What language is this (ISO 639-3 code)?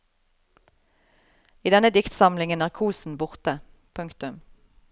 nor